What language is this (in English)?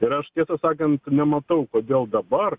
Lithuanian